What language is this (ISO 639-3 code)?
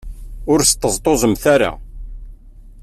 kab